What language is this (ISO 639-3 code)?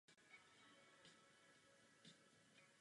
ces